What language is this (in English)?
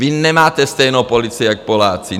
Czech